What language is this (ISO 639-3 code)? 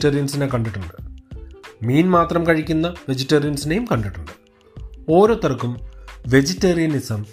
mal